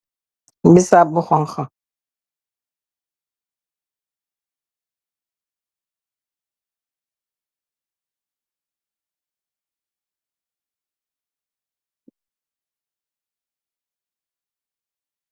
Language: Wolof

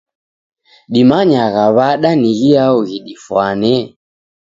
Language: Taita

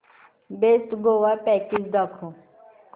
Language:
Marathi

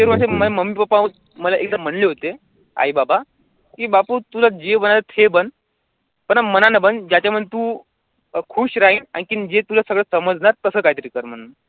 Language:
Marathi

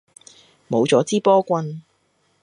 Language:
Cantonese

